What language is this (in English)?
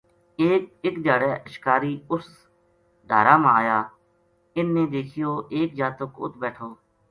Gujari